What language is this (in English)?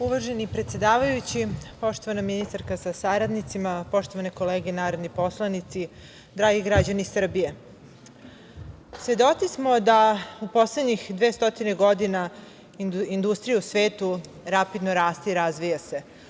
Serbian